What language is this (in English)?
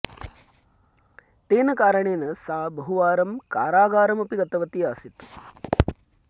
Sanskrit